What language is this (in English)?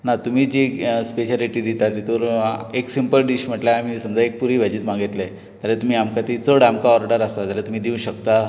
Konkani